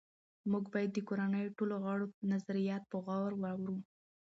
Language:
Pashto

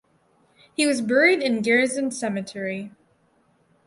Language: English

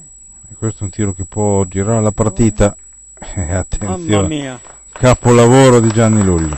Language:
Italian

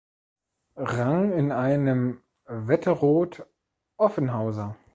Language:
German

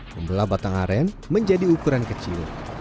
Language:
Indonesian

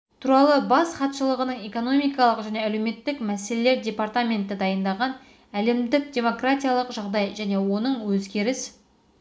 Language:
Kazakh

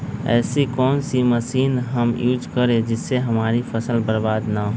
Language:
Magahi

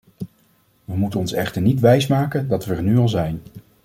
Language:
Dutch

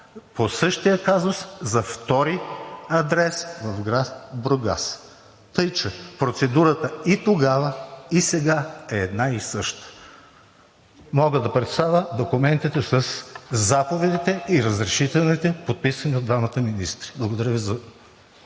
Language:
Bulgarian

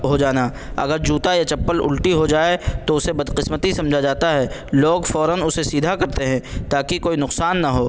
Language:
Urdu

